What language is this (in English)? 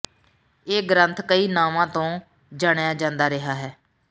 Punjabi